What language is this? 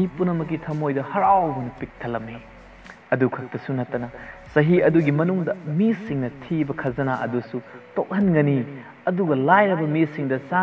Hindi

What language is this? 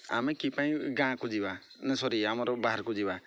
Odia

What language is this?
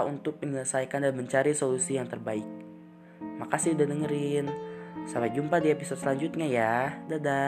Indonesian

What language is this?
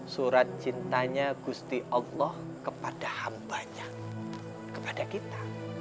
Indonesian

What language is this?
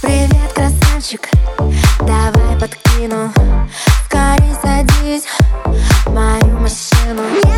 Ukrainian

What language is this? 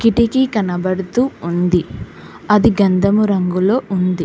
Telugu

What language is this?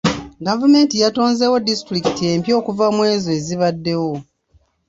Ganda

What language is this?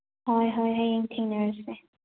Manipuri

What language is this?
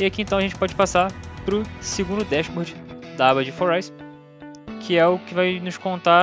Portuguese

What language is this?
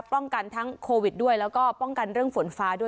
Thai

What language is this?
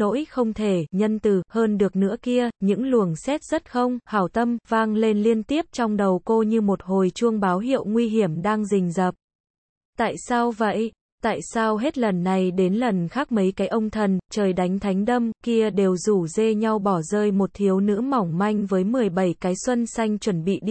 Vietnamese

